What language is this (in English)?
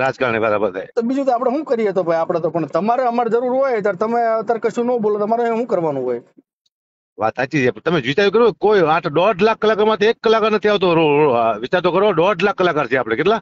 Gujarati